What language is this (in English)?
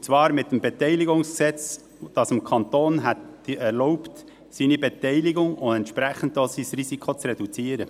Swiss German